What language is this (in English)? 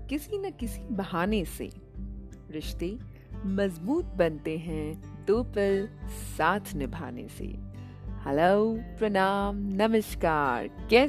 Hindi